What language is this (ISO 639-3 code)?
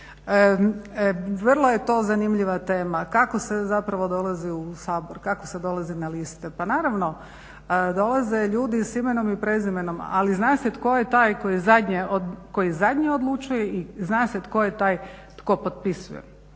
hrv